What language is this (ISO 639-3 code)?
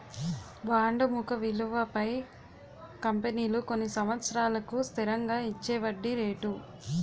tel